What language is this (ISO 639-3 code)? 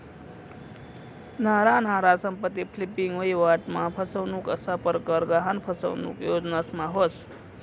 mar